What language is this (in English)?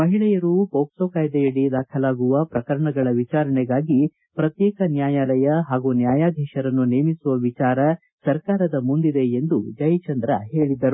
Kannada